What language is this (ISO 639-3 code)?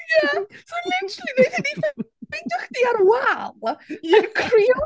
cym